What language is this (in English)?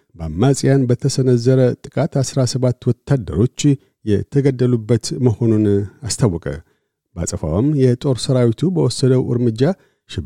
Amharic